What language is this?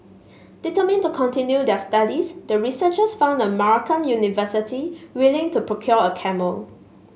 English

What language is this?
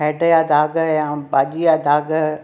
Sindhi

